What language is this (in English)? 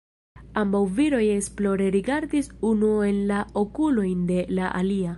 Esperanto